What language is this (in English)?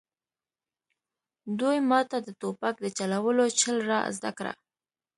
Pashto